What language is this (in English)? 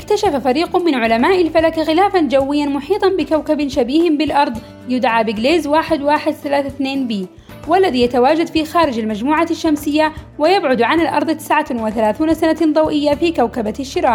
Arabic